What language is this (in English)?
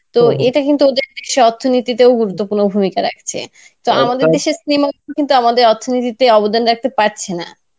Bangla